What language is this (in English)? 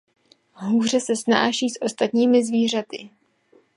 Czech